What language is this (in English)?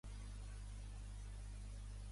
Catalan